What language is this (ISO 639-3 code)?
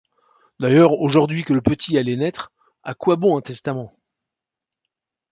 fra